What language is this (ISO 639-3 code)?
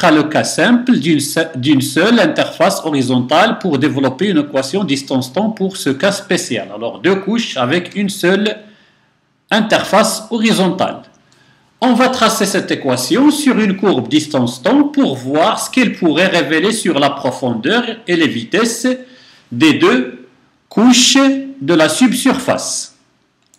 fra